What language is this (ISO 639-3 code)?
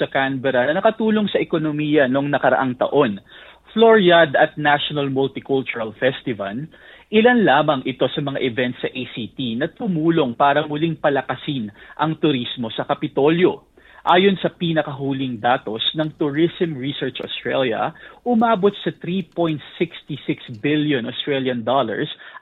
fil